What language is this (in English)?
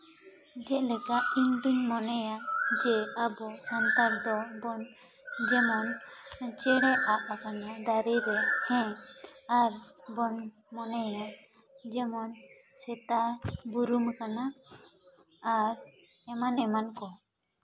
Santali